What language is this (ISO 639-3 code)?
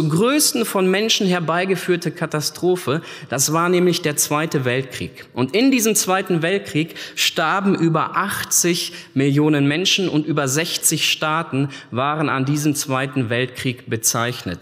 deu